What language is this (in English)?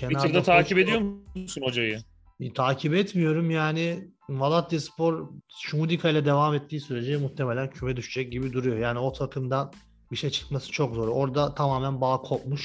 Turkish